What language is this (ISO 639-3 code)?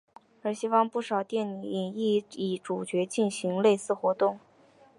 zho